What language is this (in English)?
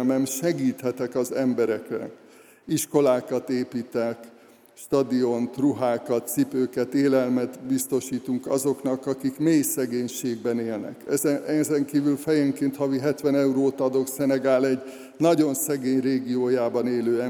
Hungarian